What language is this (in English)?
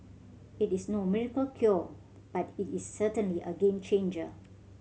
English